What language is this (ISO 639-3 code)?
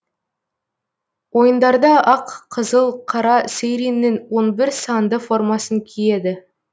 kaz